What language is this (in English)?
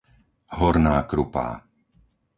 Slovak